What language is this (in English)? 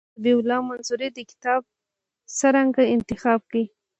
Pashto